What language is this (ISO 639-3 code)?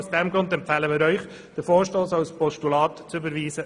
gsw